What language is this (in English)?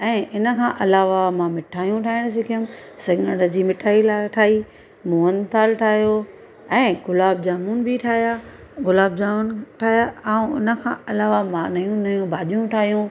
Sindhi